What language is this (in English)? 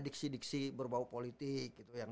Indonesian